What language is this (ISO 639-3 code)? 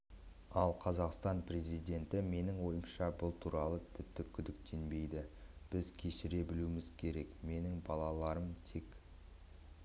kaz